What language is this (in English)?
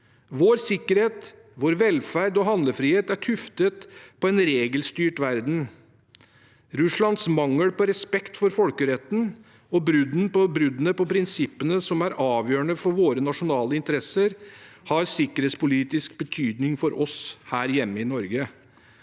Norwegian